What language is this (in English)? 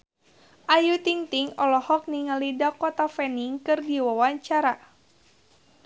Sundanese